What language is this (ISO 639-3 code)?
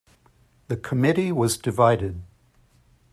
eng